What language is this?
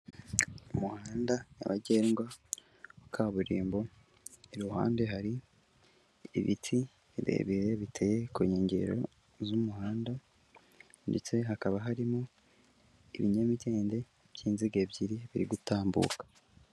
Kinyarwanda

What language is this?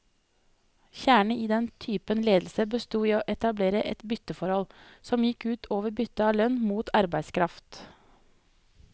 Norwegian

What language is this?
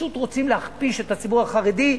Hebrew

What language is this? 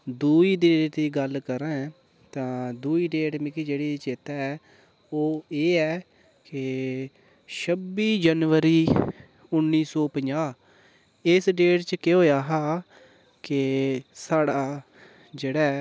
Dogri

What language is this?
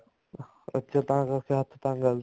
Punjabi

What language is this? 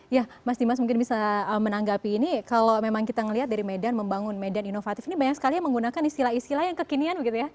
Indonesian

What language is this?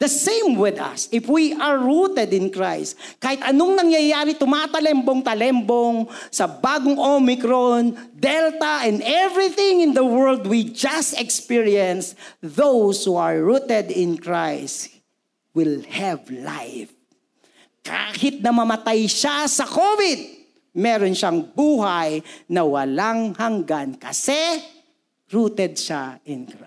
Filipino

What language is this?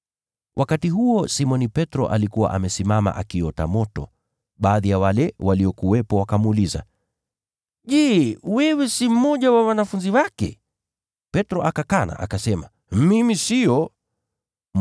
Swahili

